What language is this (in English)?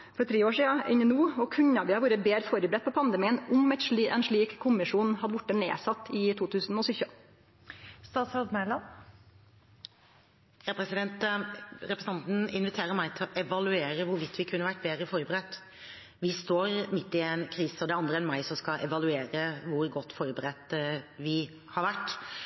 Norwegian